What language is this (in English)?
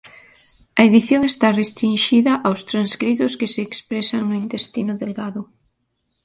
Galician